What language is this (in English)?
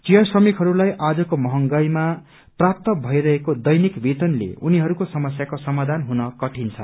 Nepali